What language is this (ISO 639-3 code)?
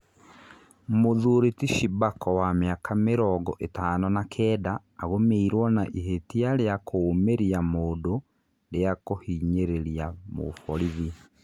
kik